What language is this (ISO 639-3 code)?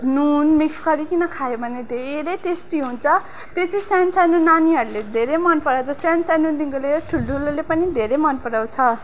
nep